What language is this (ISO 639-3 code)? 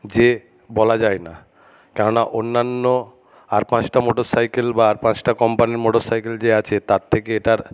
ben